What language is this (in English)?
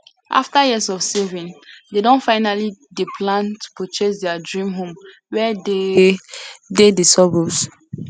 Nigerian Pidgin